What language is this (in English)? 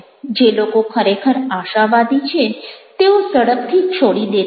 Gujarati